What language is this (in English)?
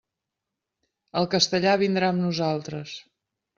Catalan